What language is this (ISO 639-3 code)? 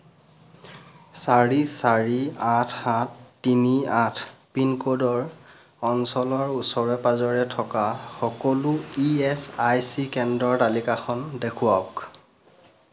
asm